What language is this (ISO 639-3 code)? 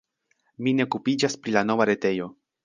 epo